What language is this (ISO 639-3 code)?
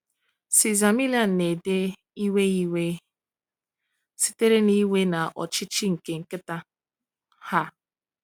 ibo